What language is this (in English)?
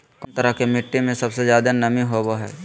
Magahi